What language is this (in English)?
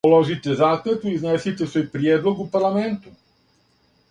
Serbian